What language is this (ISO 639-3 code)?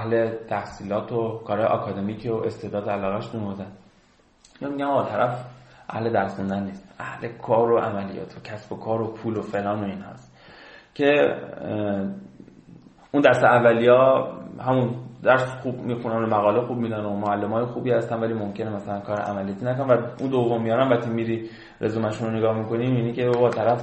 fas